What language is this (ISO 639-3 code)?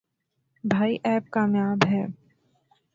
urd